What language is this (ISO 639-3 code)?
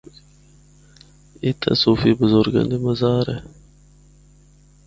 hno